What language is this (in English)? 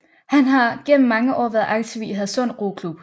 Danish